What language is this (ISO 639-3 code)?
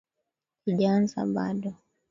swa